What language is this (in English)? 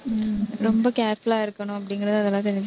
Tamil